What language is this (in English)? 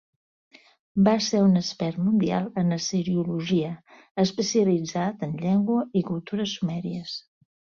Catalan